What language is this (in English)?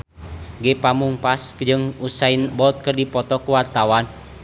Sundanese